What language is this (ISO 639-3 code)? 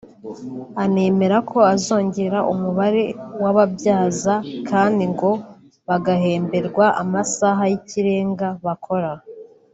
kin